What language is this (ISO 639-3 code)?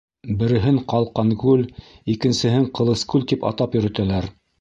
bak